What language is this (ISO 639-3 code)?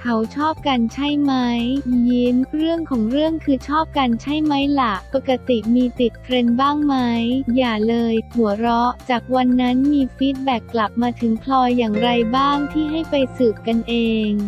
tha